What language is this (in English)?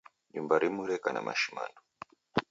Taita